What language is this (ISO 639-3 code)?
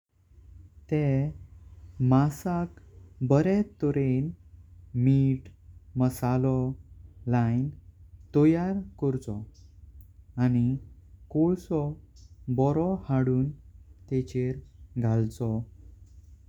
kok